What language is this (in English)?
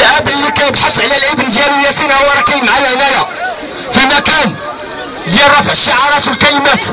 Arabic